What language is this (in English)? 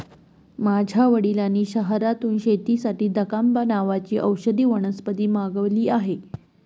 Marathi